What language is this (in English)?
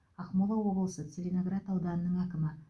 Kazakh